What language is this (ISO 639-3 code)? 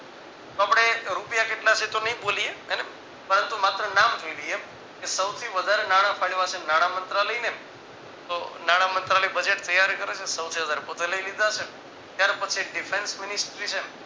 guj